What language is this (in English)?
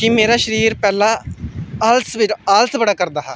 Dogri